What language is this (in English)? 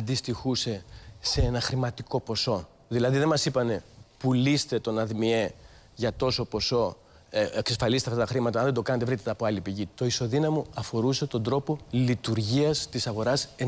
Greek